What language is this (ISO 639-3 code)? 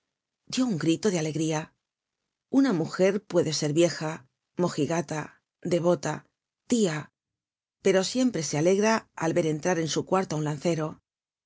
spa